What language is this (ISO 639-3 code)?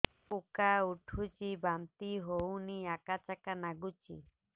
ori